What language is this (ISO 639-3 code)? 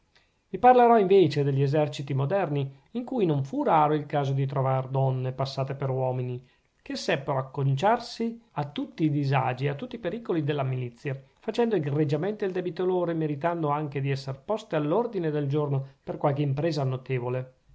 ita